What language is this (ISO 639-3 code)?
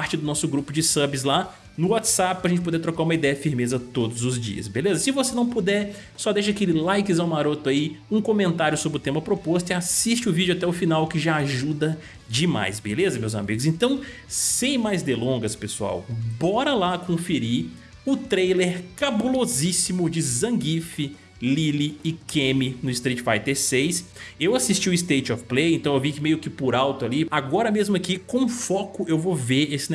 por